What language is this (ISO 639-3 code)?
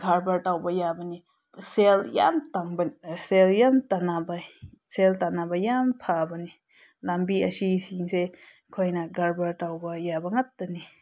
mni